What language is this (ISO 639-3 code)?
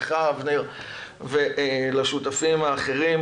heb